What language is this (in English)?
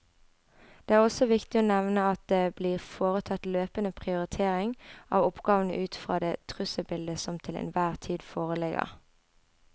Norwegian